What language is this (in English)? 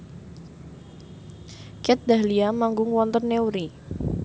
Javanese